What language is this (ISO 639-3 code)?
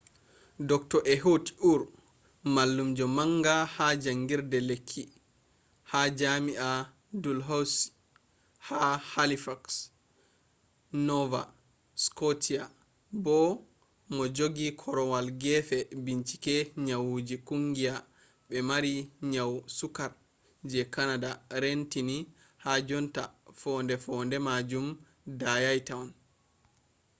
ful